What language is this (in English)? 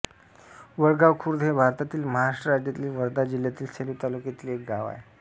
Marathi